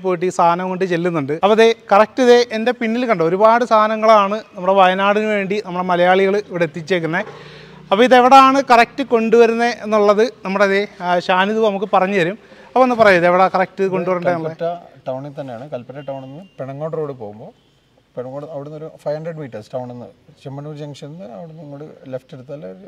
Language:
Malayalam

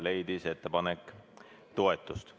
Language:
Estonian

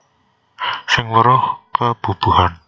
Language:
Javanese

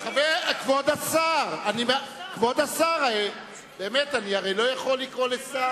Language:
Hebrew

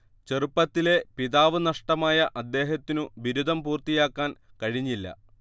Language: Malayalam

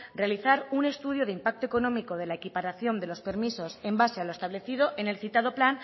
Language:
Spanish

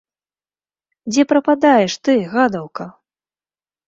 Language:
Belarusian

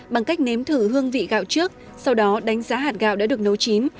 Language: Vietnamese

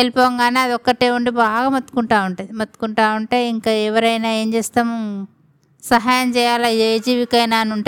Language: Telugu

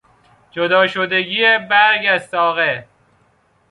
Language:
Persian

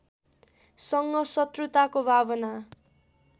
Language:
Nepali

